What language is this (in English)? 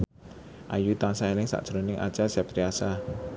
Javanese